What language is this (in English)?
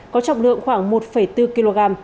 Vietnamese